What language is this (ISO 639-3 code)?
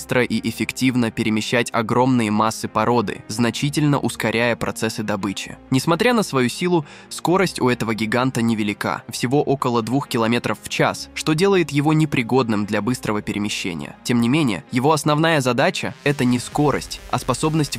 rus